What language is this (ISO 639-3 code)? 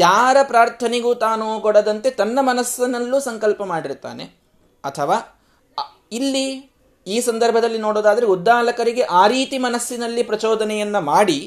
kan